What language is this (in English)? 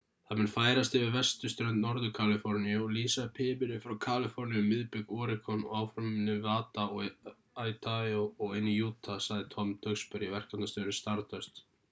Icelandic